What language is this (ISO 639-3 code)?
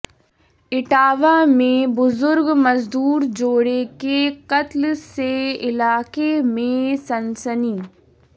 urd